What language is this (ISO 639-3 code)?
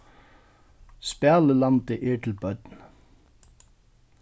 fao